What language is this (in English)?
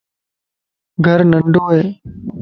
Lasi